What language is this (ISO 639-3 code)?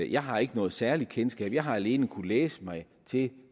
dan